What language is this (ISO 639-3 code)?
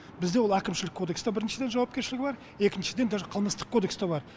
kaz